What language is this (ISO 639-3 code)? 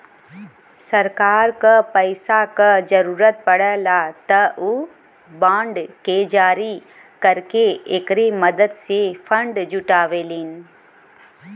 bho